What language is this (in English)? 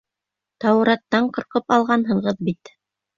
Bashkir